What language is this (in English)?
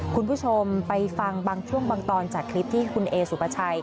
Thai